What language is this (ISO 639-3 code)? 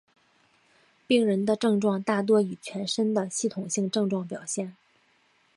zho